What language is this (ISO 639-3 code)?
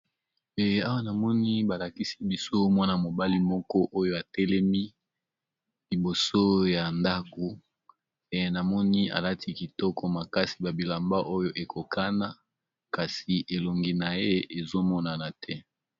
lin